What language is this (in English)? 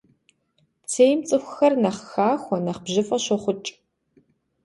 Kabardian